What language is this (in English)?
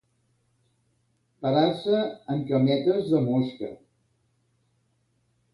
Catalan